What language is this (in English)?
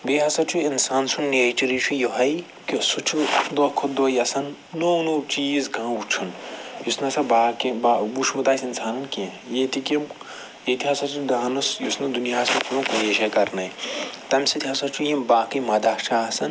Kashmiri